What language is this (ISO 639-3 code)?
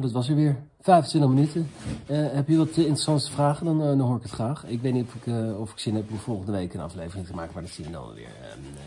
nld